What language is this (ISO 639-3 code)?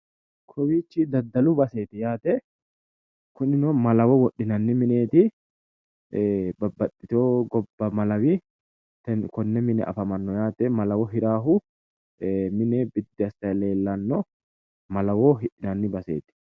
sid